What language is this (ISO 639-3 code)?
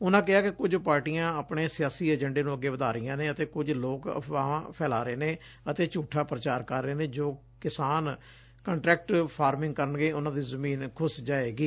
pan